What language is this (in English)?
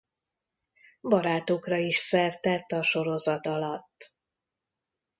Hungarian